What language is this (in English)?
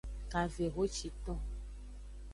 Aja (Benin)